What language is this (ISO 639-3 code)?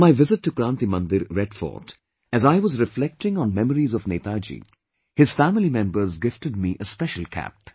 eng